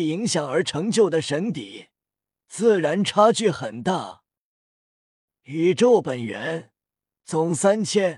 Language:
Chinese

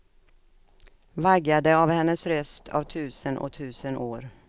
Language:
Swedish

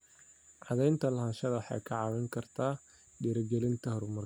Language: Somali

